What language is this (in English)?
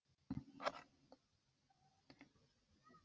Kazakh